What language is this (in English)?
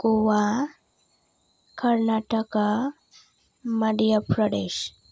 Bodo